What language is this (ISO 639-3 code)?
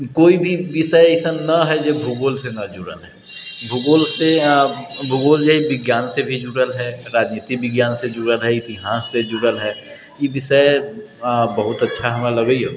mai